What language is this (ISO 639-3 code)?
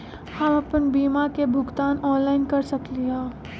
mag